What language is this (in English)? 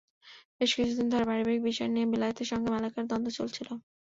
Bangla